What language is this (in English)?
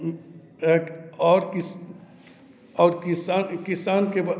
Maithili